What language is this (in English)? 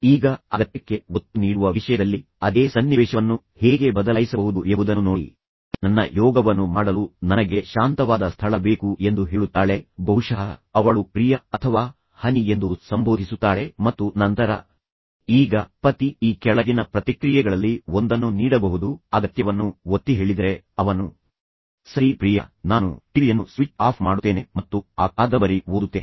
Kannada